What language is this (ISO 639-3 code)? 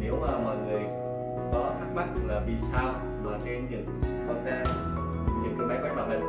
vie